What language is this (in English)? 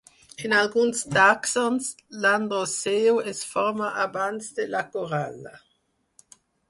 Catalan